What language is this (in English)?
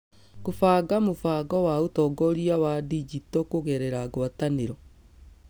Kikuyu